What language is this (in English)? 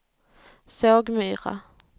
Swedish